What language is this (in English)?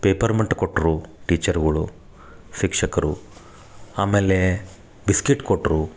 Kannada